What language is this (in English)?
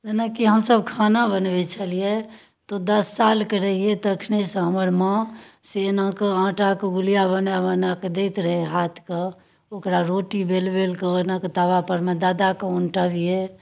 Maithili